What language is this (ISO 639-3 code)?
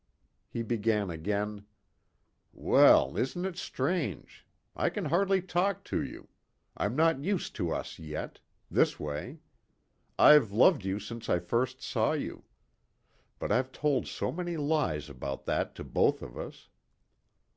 eng